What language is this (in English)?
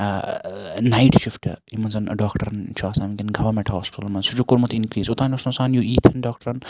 Kashmiri